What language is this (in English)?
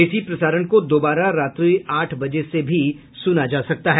Hindi